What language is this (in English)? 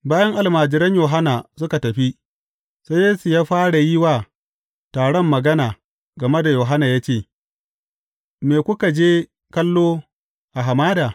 Hausa